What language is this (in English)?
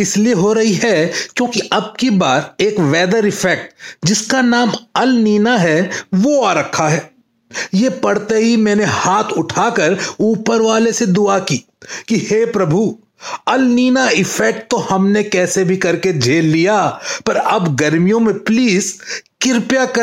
Hindi